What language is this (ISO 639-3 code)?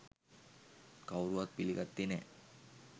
sin